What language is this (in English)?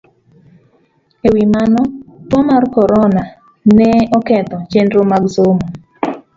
Luo (Kenya and Tanzania)